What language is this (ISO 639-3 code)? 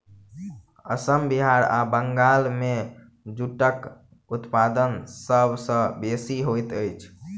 mai